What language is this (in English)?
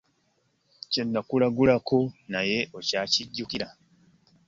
Ganda